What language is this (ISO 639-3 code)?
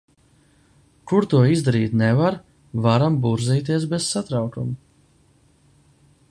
lav